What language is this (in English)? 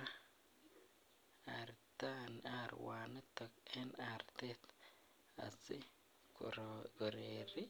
Kalenjin